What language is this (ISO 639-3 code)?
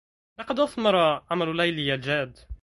ara